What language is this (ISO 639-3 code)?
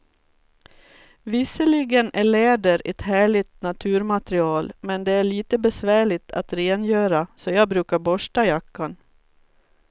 swe